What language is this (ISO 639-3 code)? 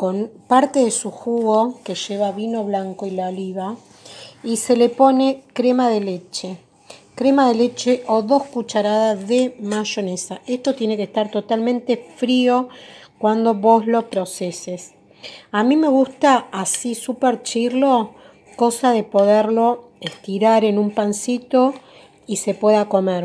spa